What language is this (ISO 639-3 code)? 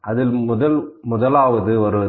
tam